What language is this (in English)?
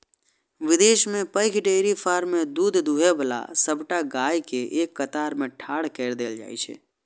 Maithili